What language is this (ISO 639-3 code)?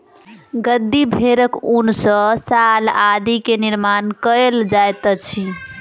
mai